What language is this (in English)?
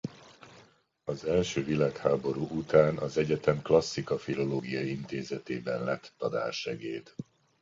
Hungarian